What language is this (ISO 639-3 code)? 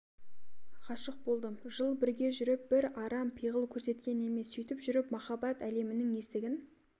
kaz